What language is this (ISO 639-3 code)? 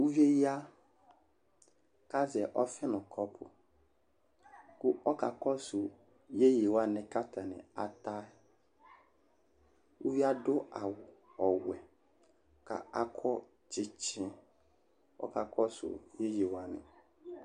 kpo